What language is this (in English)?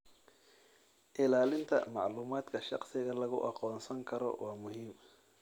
Somali